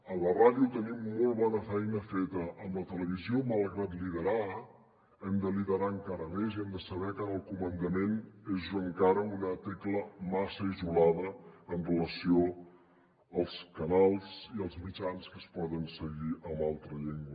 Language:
Catalan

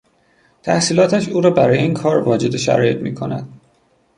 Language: Persian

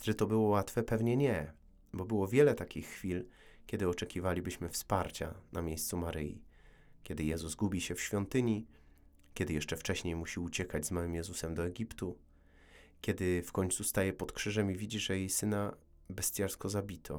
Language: Polish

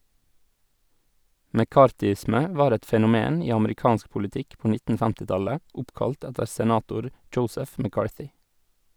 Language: Norwegian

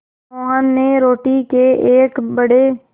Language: Hindi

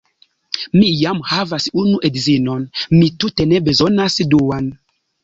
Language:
Esperanto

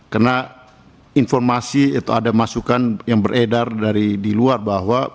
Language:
Indonesian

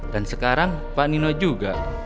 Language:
Indonesian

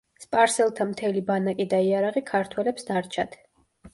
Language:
Georgian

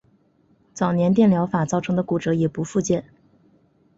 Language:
Chinese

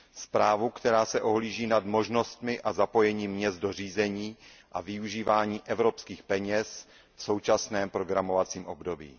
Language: Czech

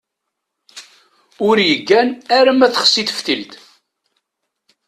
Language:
Kabyle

